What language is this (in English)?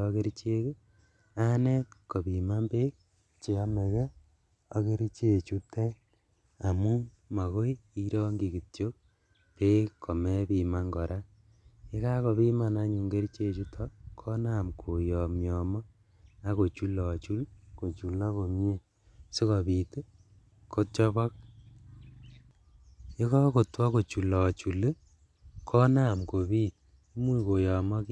Kalenjin